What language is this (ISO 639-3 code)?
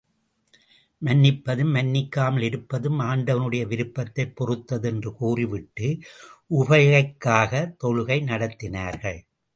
tam